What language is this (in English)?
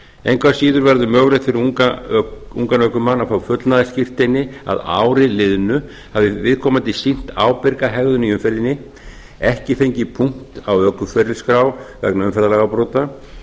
Icelandic